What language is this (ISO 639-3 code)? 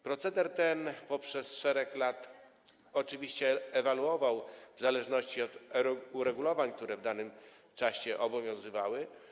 pol